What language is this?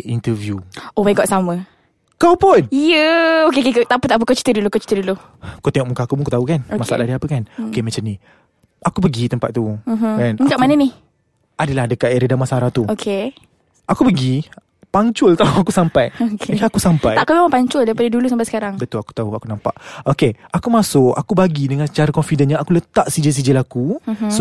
Malay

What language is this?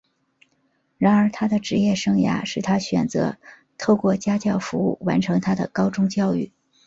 Chinese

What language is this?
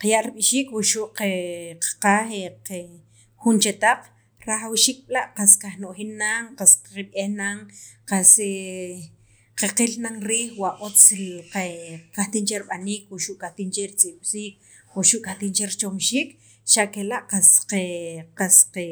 Sacapulteco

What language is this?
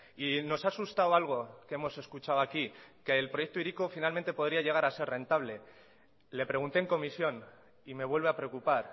Spanish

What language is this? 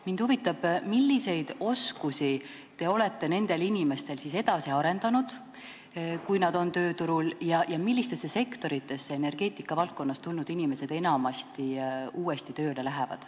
Estonian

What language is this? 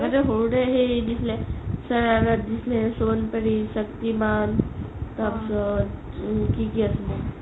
Assamese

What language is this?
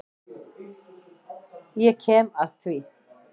Icelandic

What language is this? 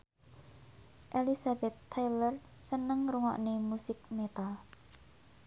Javanese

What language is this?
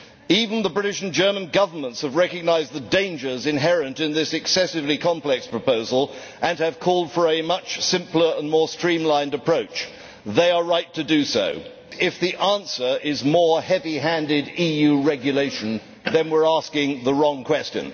English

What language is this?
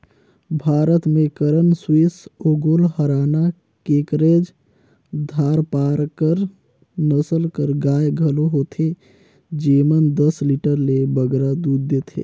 Chhattisgarhi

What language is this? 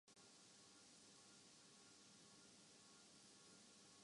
Urdu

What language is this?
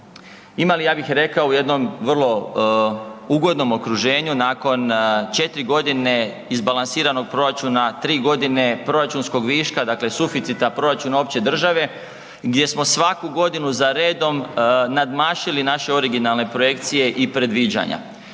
Croatian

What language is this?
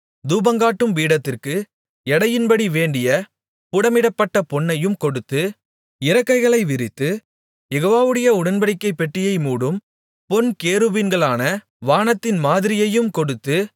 Tamil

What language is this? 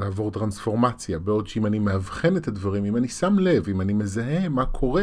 Hebrew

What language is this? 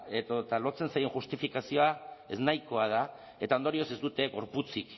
Basque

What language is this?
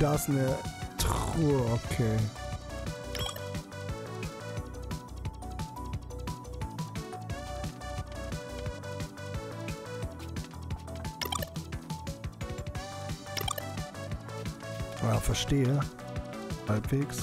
German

